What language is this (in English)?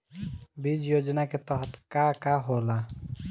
Bhojpuri